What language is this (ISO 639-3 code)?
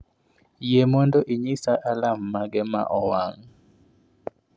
luo